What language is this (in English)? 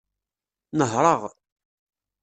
Kabyle